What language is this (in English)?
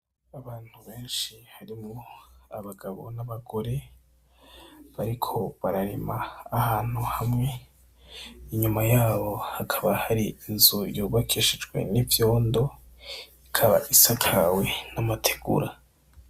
Rundi